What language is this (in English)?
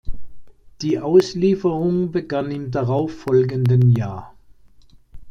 German